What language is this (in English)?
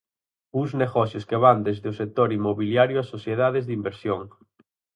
Galician